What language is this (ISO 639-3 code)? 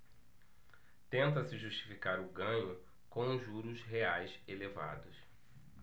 por